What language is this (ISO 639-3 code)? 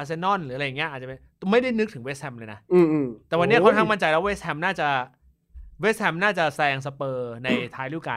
tha